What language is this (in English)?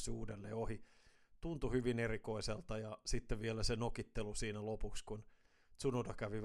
Finnish